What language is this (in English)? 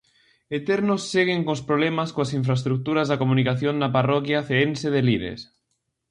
Galician